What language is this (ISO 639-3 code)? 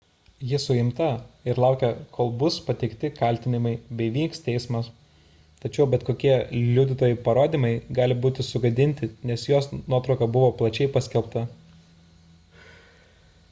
lit